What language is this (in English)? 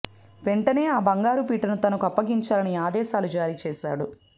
Telugu